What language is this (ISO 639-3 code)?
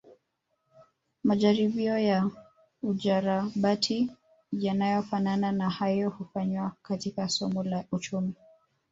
swa